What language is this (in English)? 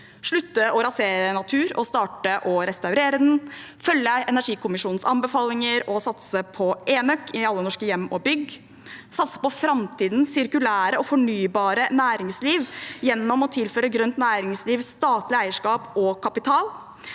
Norwegian